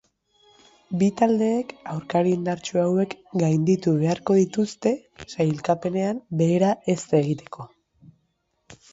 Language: Basque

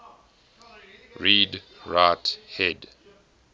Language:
English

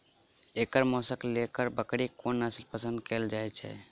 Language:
Maithili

